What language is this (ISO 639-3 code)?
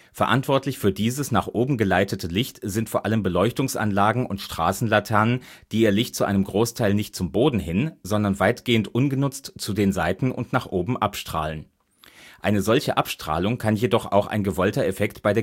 deu